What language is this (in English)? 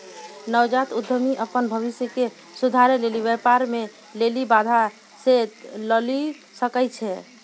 Maithili